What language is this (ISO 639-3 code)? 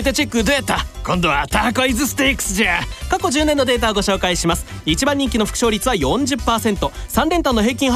jpn